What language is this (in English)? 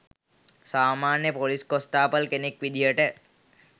Sinhala